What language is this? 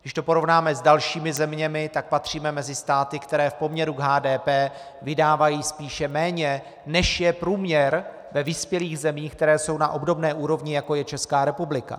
Czech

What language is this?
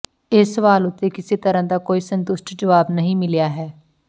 Punjabi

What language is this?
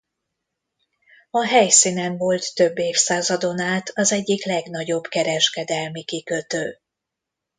Hungarian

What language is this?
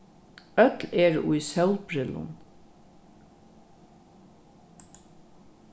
Faroese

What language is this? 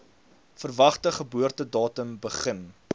Afrikaans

